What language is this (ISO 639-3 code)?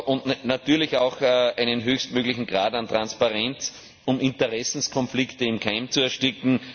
deu